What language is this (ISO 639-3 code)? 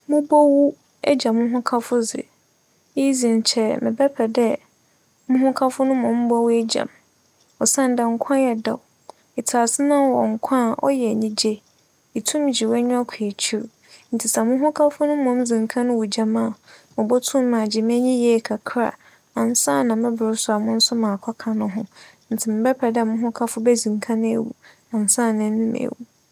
aka